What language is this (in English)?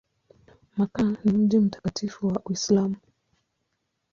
Swahili